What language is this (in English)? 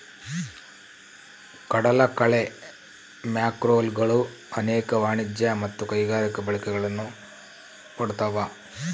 Kannada